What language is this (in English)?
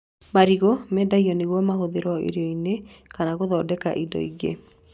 Kikuyu